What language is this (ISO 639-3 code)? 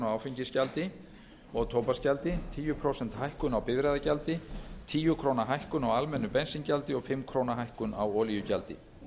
isl